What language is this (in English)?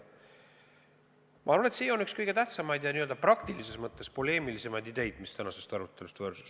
Estonian